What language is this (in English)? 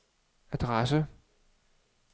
Danish